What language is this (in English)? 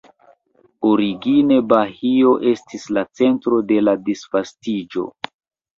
Esperanto